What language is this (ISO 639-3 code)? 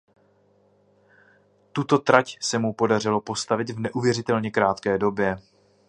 ces